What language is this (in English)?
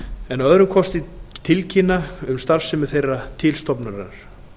Icelandic